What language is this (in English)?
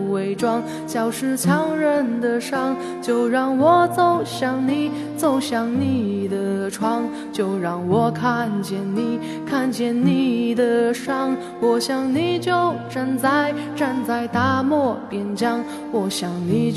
Chinese